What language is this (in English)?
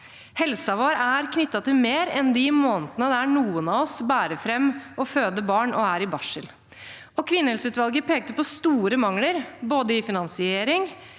Norwegian